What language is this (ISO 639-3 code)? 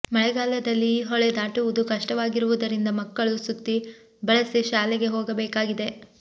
kan